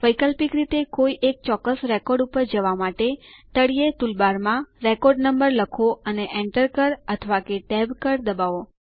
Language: Gujarati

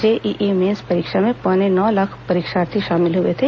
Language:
Hindi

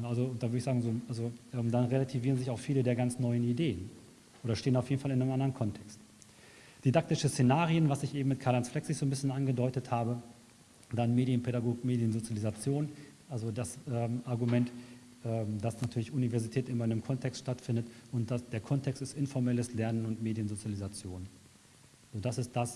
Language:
German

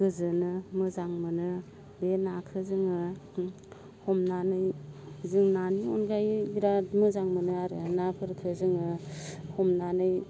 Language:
Bodo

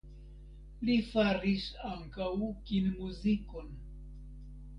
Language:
Esperanto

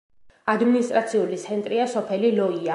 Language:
Georgian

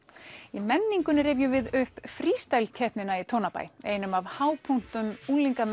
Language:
Icelandic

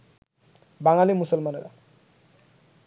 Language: Bangla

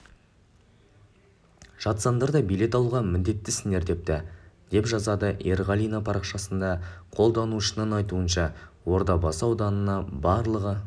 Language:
Kazakh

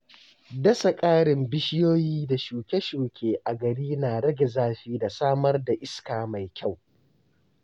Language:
Hausa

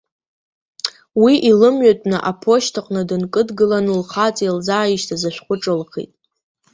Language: Abkhazian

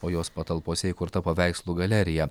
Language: Lithuanian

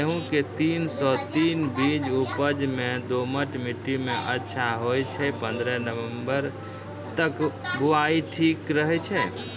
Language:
Maithili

